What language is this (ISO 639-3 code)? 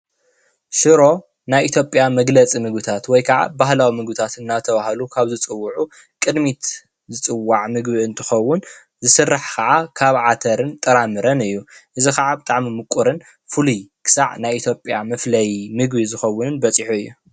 tir